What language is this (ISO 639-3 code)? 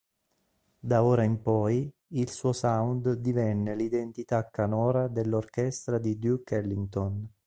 ita